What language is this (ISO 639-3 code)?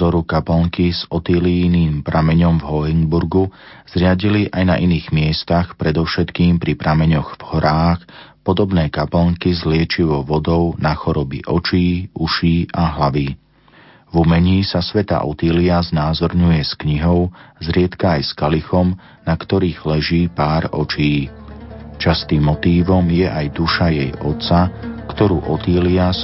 slk